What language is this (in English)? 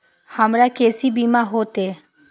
Maithili